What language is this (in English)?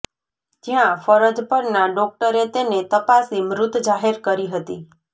Gujarati